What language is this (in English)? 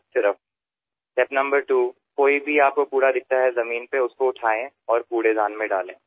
Marathi